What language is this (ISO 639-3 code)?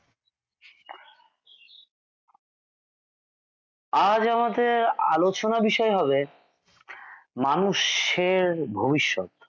ben